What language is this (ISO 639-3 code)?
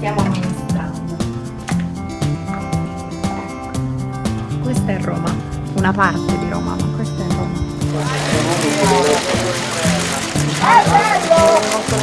ita